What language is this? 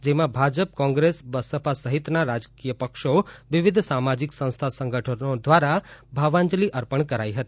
Gujarati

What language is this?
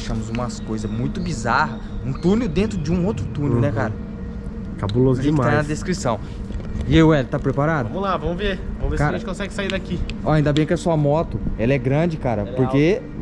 Portuguese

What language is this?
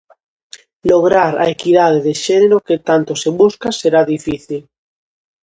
Galician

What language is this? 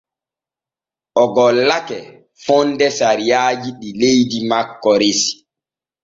Borgu Fulfulde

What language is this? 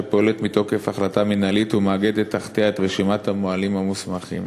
Hebrew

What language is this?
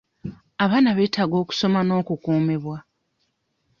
Ganda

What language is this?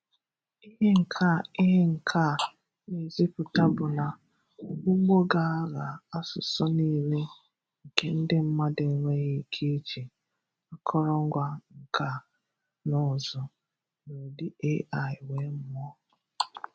Igbo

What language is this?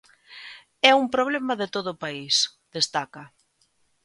Galician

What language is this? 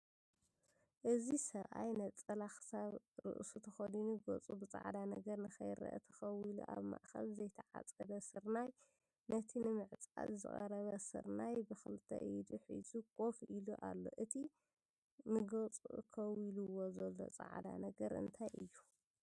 Tigrinya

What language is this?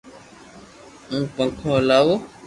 Loarki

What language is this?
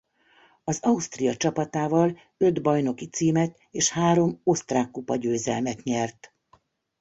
Hungarian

